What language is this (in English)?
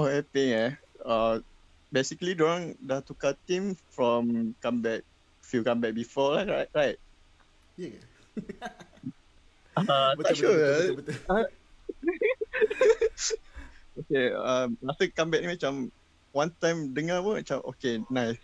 Malay